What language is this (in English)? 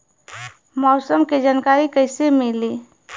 Bhojpuri